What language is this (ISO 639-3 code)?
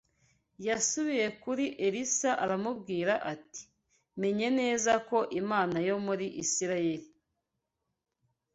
kin